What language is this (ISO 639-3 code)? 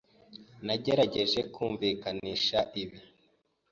kin